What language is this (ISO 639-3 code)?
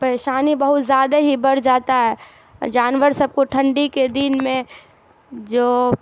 urd